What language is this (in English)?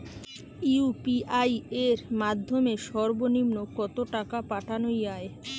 Bangla